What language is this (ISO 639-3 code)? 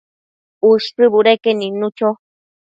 mcf